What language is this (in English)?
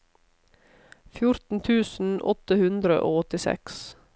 Norwegian